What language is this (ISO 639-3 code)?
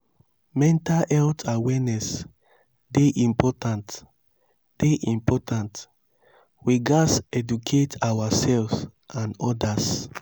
pcm